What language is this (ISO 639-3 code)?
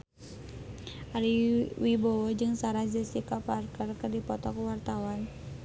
sun